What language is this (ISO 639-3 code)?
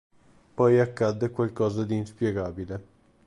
ita